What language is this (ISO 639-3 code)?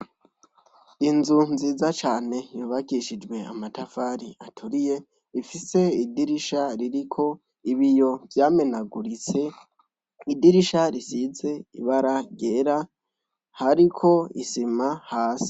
run